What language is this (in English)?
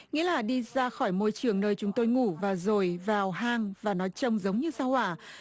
Vietnamese